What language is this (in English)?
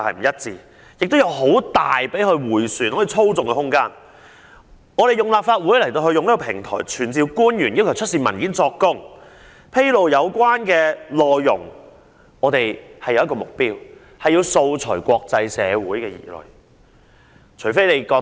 Cantonese